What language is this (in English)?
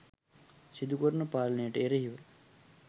Sinhala